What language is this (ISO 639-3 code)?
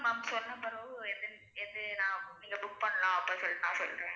tam